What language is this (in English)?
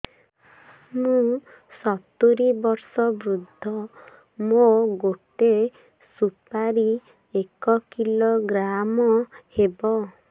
Odia